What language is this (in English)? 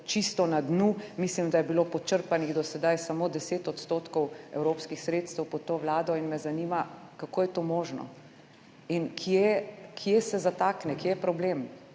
Slovenian